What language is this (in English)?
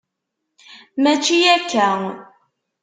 Kabyle